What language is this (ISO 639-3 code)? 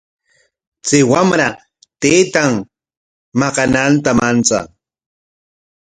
qwa